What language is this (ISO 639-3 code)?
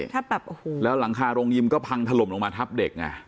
tha